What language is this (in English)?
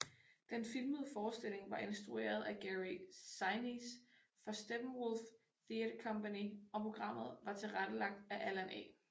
Danish